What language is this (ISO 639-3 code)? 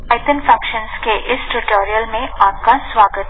ben